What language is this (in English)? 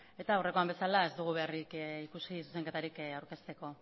Basque